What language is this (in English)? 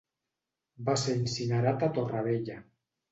Catalan